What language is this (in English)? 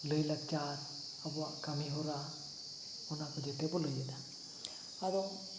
Santali